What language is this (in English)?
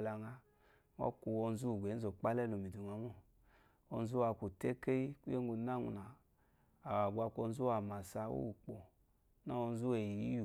Eloyi